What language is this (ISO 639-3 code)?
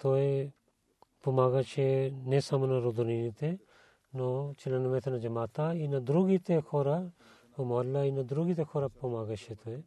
bul